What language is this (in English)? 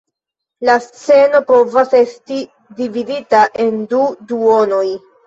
Esperanto